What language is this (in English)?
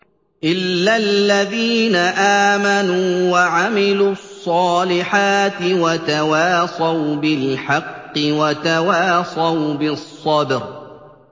Arabic